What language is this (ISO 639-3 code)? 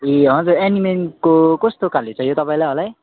nep